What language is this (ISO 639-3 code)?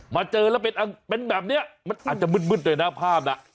tha